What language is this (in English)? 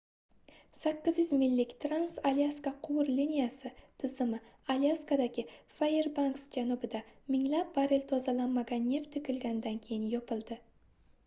Uzbek